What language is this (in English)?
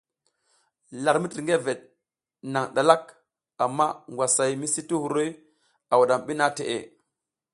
South Giziga